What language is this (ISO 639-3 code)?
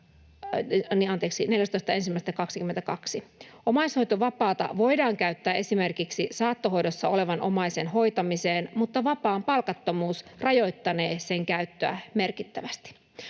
fin